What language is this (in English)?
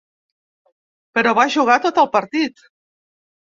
Catalan